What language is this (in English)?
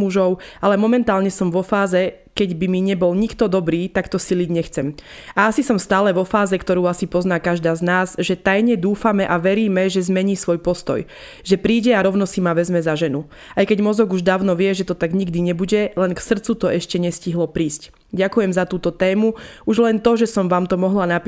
Slovak